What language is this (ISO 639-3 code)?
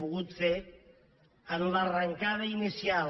cat